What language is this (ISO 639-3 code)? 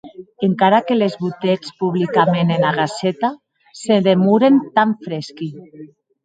oci